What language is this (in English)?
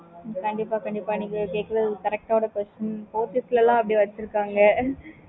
Tamil